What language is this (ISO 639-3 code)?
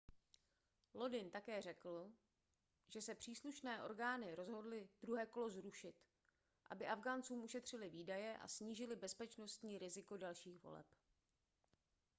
ces